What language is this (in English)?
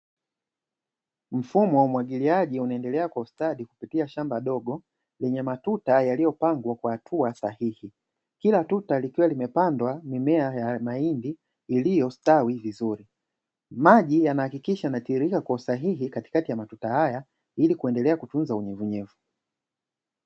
Swahili